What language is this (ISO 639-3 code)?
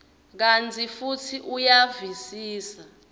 ssw